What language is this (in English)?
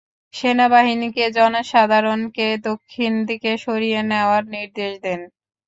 Bangla